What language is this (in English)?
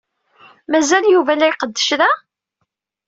Kabyle